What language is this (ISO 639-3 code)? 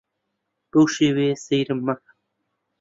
ckb